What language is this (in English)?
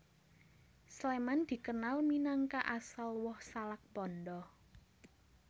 Javanese